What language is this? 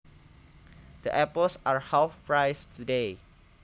Javanese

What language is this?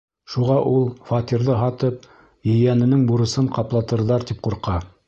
Bashkir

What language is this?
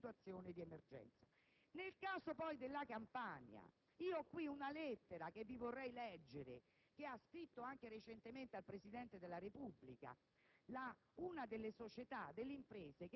Italian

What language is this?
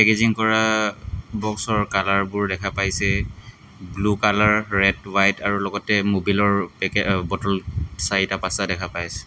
Assamese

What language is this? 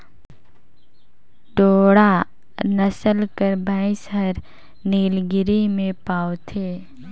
Chhattisgarhi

